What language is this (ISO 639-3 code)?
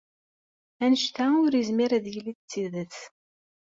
kab